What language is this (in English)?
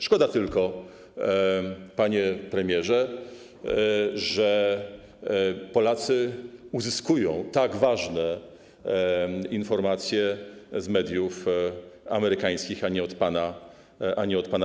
Polish